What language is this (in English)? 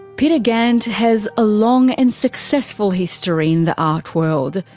English